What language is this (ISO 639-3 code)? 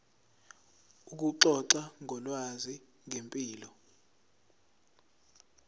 zul